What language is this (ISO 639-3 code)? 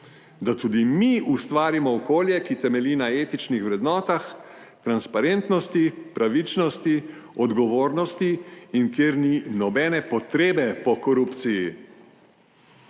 slv